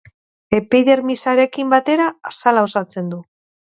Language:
Basque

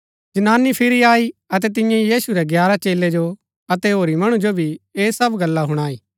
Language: Gaddi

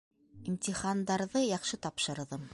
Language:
Bashkir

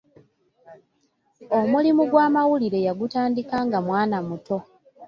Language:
Ganda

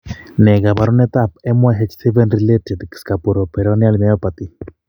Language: Kalenjin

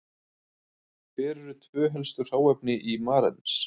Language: Icelandic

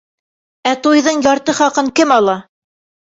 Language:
Bashkir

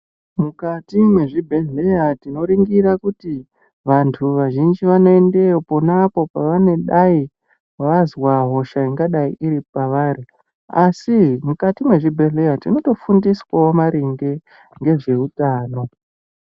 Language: Ndau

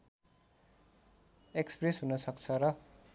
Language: Nepali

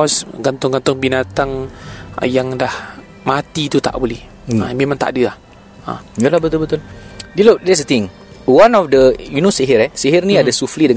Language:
Malay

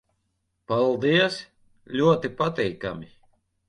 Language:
Latvian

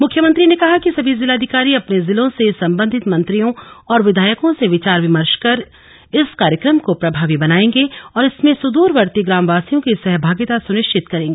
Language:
Hindi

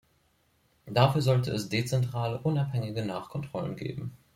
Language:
German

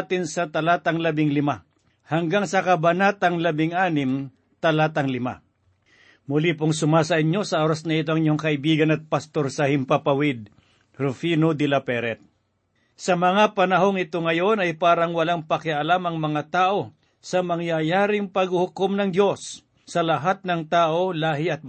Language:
Filipino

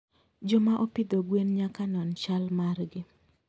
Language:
Luo (Kenya and Tanzania)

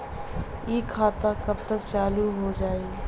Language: Bhojpuri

